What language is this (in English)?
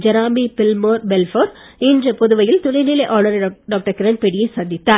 Tamil